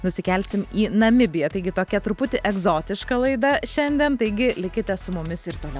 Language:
Lithuanian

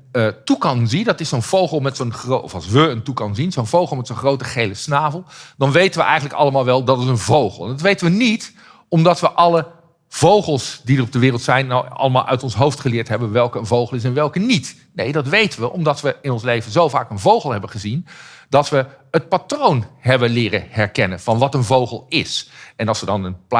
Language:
Dutch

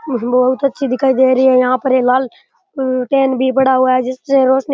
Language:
Rajasthani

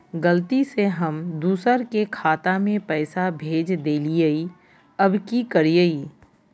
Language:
Magahi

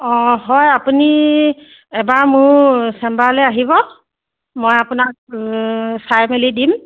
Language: Assamese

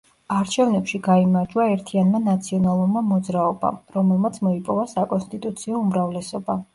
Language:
Georgian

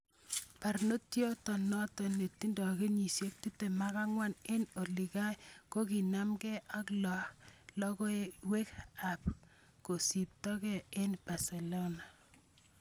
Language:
Kalenjin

